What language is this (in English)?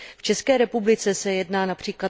Czech